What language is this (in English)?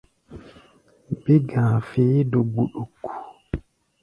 Gbaya